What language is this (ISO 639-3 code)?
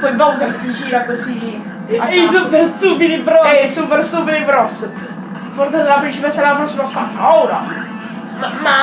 ita